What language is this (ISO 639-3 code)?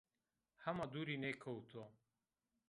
zza